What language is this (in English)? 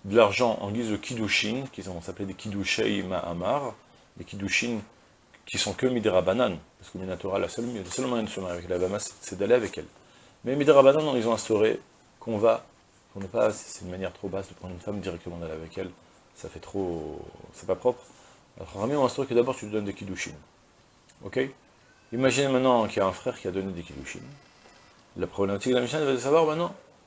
French